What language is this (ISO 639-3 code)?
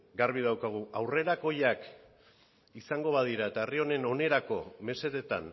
eus